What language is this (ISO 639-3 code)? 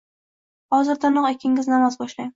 uzb